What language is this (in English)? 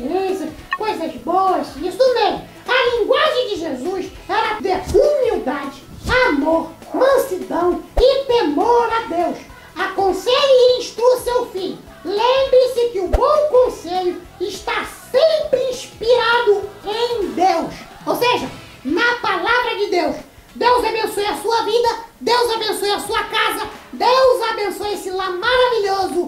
Portuguese